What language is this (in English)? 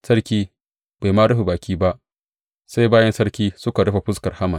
Hausa